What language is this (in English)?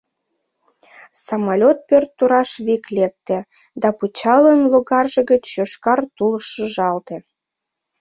Mari